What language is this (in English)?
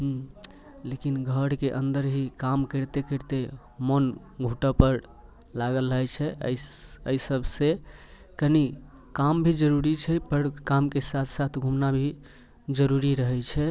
Maithili